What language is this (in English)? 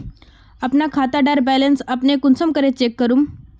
Magahi